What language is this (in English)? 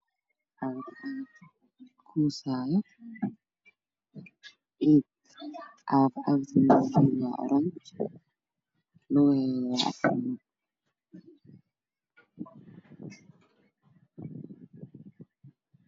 Somali